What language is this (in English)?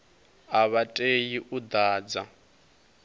Venda